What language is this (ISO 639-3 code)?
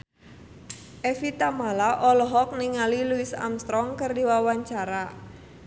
sun